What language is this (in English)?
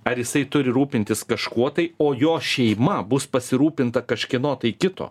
Lithuanian